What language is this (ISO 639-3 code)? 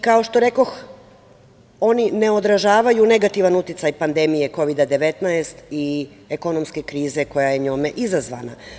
srp